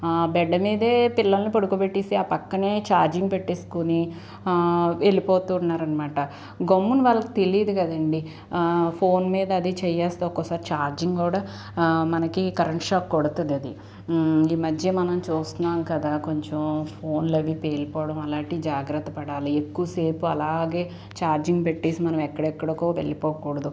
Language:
Telugu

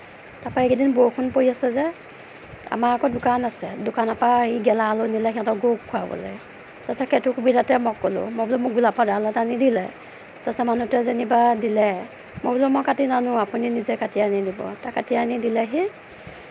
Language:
Assamese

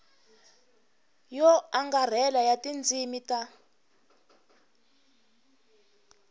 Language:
Tsonga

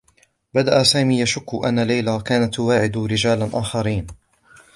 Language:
Arabic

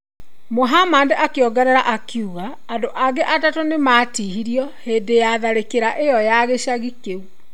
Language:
Kikuyu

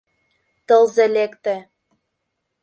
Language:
Mari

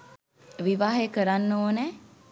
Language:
Sinhala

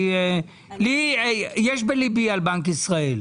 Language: Hebrew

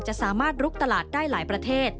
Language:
Thai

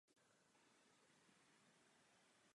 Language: Czech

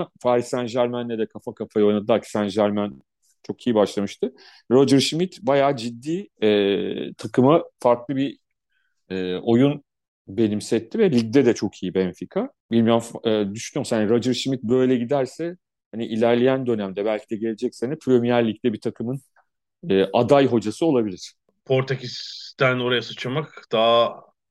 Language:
Turkish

